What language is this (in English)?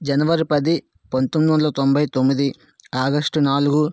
Telugu